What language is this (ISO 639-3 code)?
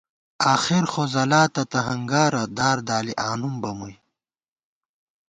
gwt